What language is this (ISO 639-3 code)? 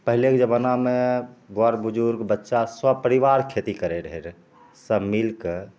mai